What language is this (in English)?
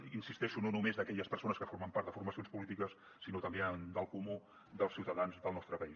Catalan